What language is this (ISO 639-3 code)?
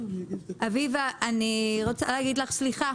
heb